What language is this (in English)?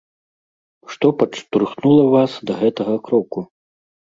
Belarusian